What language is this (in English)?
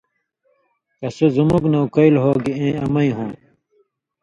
Indus Kohistani